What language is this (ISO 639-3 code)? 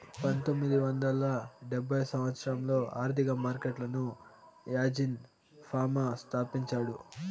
tel